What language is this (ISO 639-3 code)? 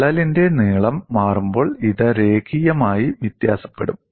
mal